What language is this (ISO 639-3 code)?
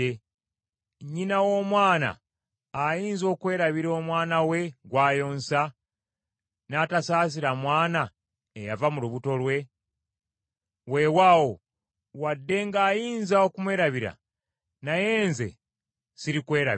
lug